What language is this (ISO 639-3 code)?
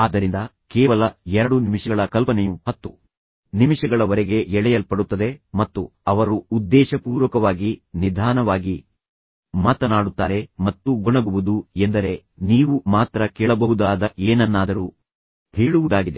kan